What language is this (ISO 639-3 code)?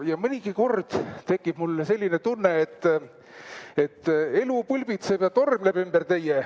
est